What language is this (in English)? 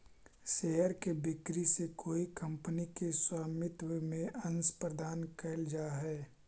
Magahi